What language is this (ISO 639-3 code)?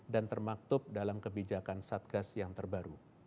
ind